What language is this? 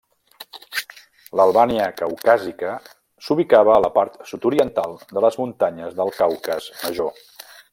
Catalan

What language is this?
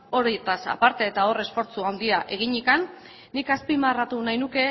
Basque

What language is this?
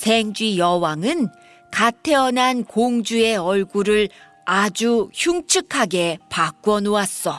Korean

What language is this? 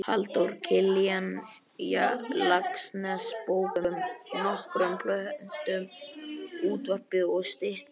Icelandic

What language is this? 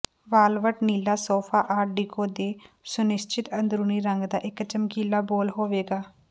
Punjabi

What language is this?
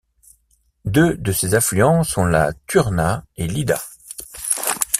French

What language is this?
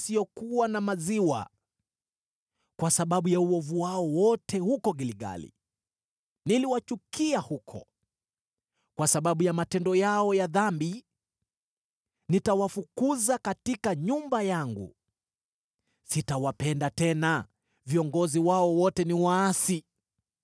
Swahili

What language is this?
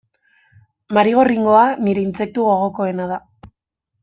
Basque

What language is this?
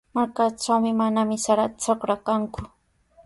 Sihuas Ancash Quechua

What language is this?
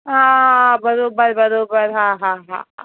Sindhi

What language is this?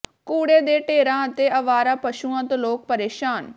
Punjabi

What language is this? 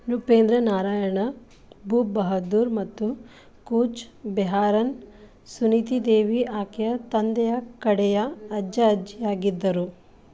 Kannada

